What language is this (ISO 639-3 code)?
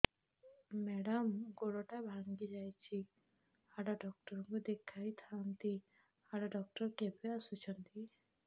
ori